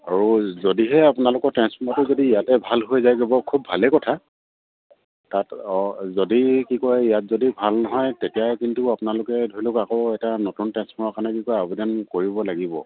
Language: Assamese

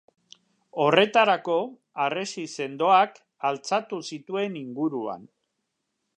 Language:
Basque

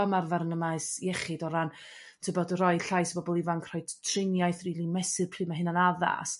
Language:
Welsh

